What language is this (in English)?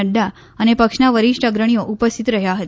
Gujarati